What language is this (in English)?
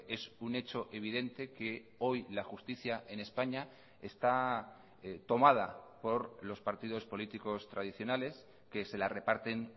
Spanish